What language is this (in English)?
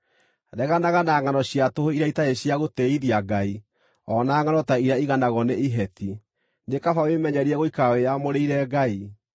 Kikuyu